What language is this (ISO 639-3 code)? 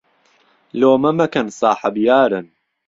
ckb